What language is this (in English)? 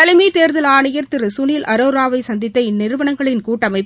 Tamil